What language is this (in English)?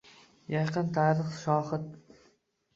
Uzbek